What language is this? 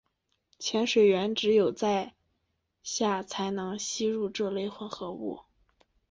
Chinese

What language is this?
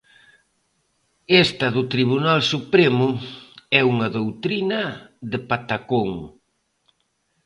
Galician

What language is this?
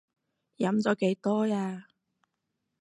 Cantonese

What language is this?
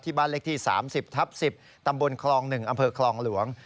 Thai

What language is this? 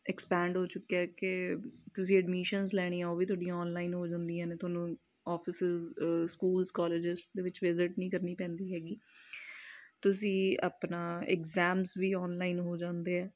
Punjabi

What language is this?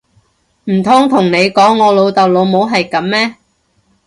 Cantonese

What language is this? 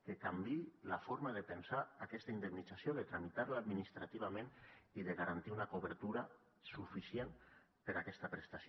Catalan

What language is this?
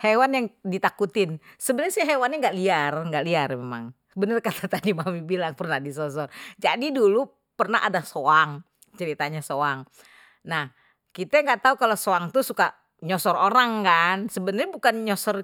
Betawi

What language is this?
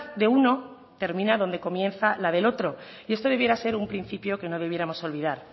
Spanish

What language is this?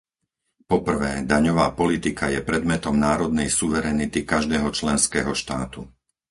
Slovak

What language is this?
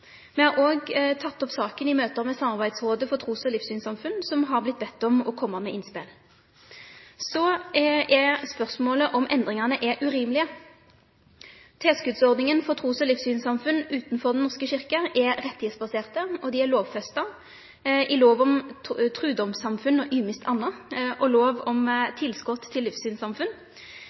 Norwegian Nynorsk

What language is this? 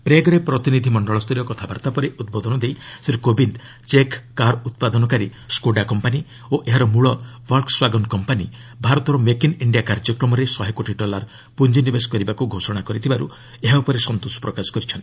Odia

